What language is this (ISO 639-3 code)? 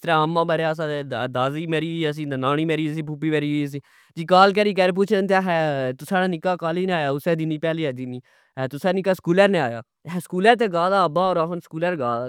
phr